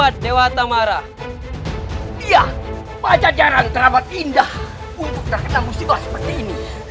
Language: Indonesian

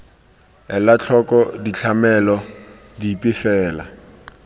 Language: Tswana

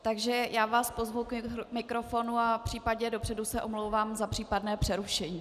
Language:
Czech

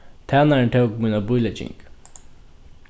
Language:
Faroese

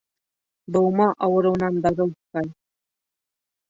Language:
Bashkir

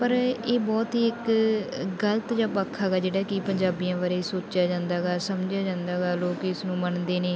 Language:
Punjabi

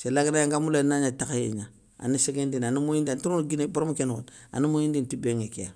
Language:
Soninke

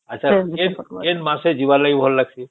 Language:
Odia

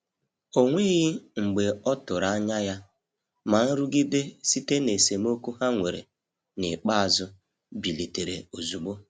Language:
Igbo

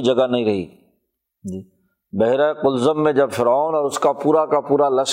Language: Urdu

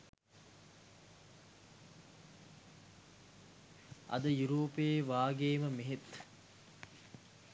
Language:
Sinhala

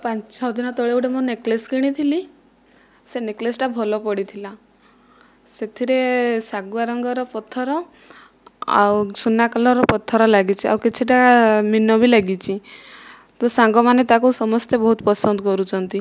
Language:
Odia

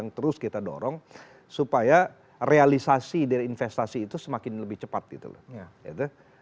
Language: Indonesian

